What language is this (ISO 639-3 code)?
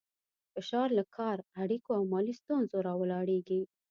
pus